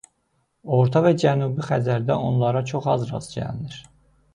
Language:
Azerbaijani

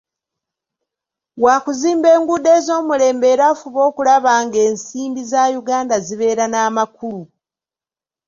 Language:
Ganda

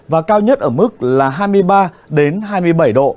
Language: Vietnamese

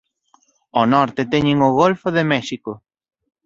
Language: Galician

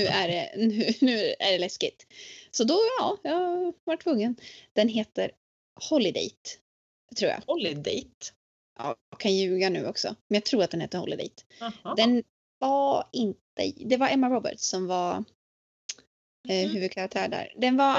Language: Swedish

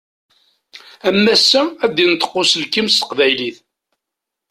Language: Kabyle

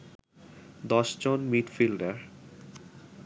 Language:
Bangla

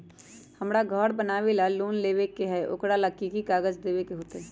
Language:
Magahi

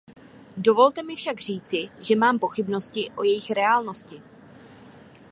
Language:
Czech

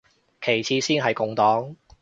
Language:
Cantonese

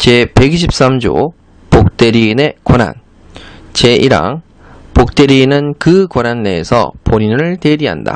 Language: Korean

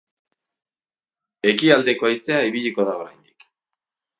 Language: Basque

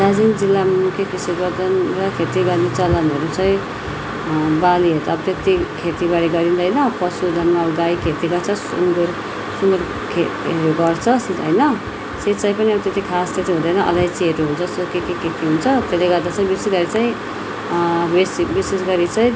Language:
Nepali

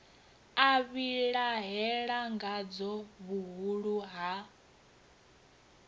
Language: Venda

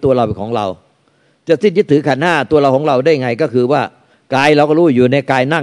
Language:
Thai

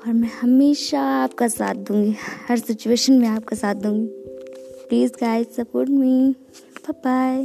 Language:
Hindi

